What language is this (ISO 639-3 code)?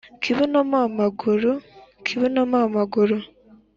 kin